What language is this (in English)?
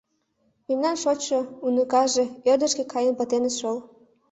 Mari